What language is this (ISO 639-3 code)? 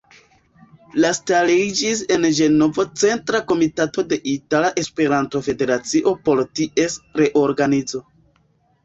epo